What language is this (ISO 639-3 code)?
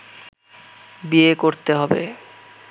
ben